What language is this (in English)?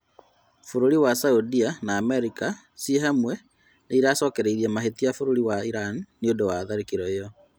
Kikuyu